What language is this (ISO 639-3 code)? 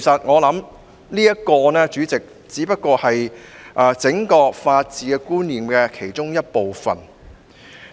yue